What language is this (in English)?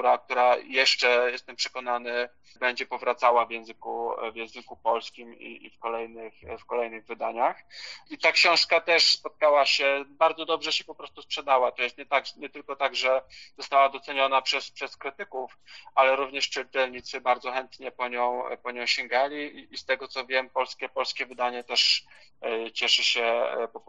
Polish